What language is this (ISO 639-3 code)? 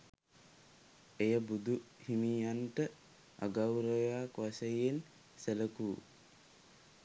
sin